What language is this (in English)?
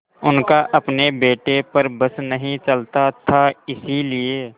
Hindi